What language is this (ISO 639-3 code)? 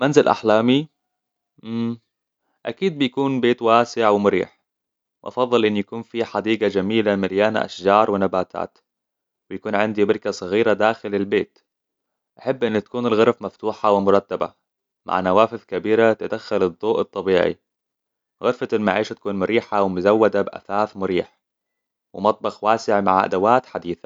acw